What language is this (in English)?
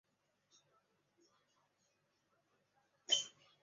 Chinese